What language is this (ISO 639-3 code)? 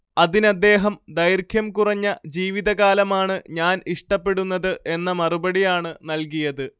mal